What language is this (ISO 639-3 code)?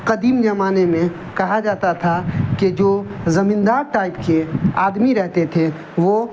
urd